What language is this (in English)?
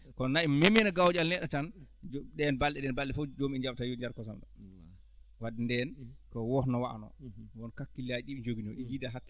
Fula